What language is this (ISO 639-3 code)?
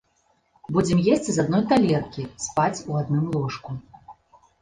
bel